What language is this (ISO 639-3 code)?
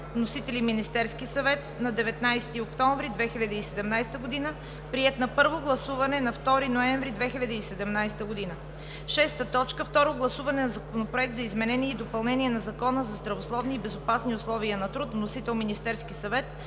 bul